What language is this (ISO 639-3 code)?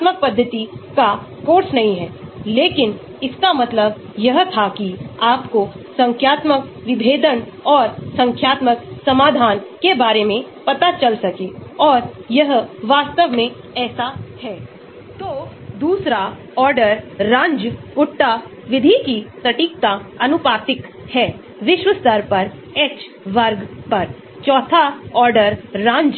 hin